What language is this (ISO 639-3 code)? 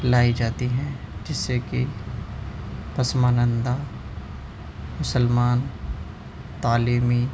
urd